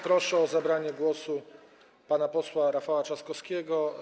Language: Polish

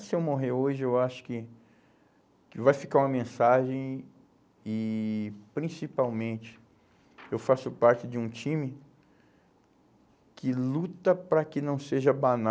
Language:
Portuguese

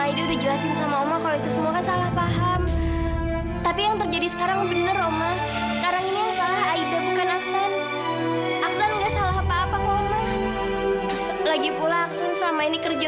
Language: Indonesian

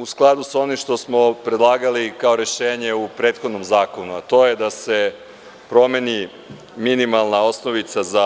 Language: Serbian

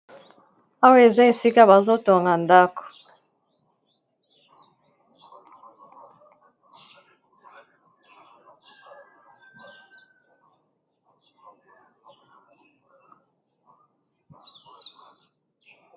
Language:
Lingala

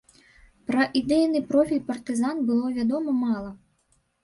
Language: Belarusian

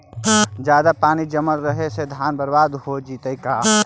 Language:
Magahi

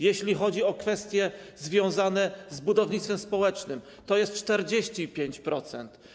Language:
Polish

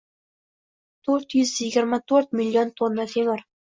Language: Uzbek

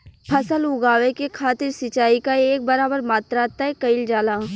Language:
Bhojpuri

